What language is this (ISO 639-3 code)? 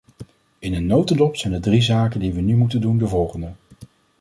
nld